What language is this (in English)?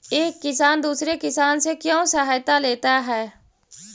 Magahi